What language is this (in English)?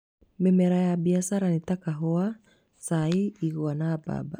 Kikuyu